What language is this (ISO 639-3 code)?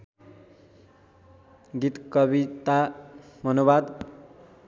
nep